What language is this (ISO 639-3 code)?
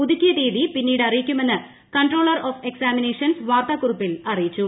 mal